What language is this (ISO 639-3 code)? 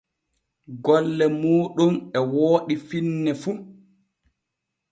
fue